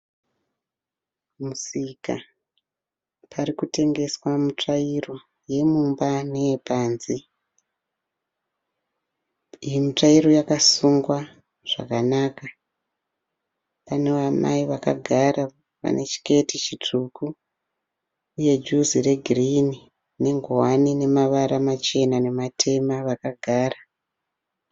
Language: Shona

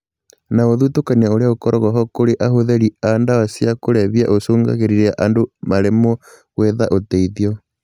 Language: Kikuyu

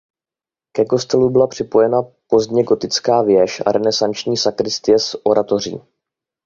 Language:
Czech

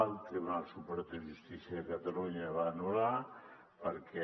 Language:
Catalan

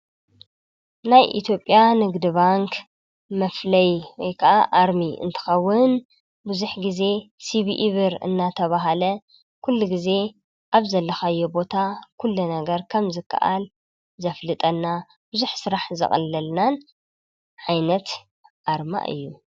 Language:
Tigrinya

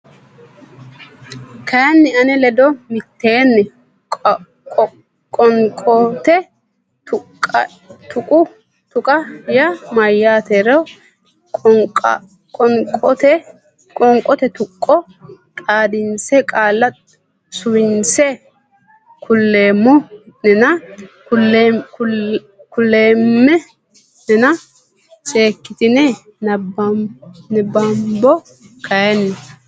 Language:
Sidamo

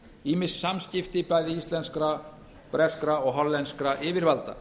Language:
Icelandic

